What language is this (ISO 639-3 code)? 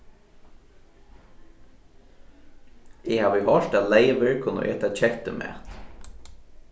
fao